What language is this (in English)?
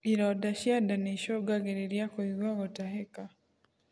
Kikuyu